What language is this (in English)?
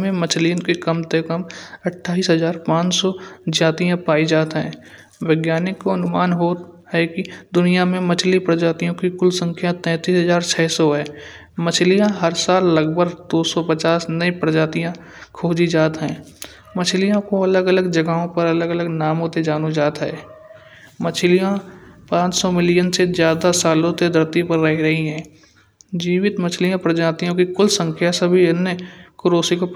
Kanauji